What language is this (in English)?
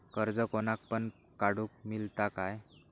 Marathi